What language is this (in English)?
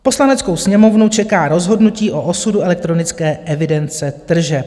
Czech